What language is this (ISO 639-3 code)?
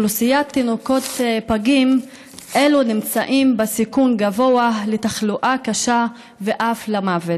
heb